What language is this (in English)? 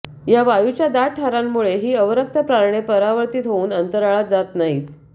Marathi